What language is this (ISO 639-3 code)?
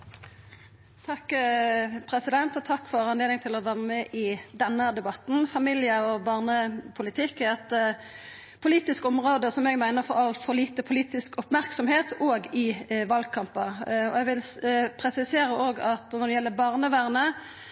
nno